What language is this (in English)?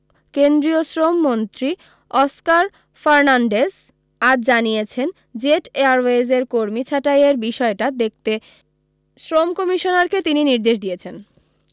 Bangla